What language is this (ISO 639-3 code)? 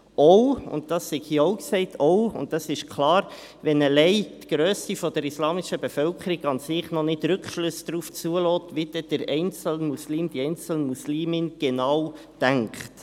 gsw